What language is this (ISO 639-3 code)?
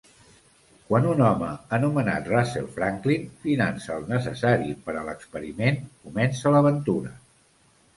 cat